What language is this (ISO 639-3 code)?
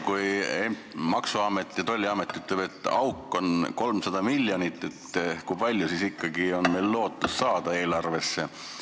est